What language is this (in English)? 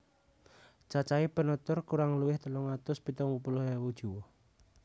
Javanese